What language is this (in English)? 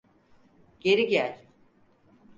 Turkish